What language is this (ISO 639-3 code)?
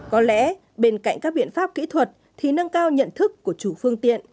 vie